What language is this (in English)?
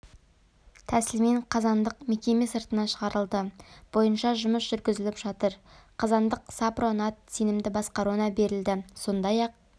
Kazakh